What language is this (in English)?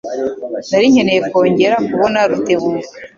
Kinyarwanda